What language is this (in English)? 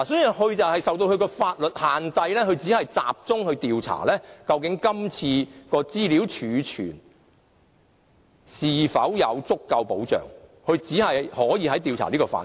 Cantonese